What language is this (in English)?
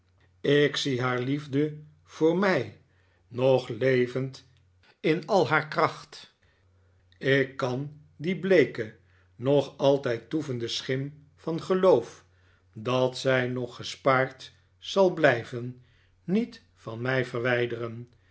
Dutch